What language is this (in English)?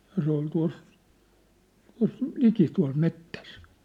Finnish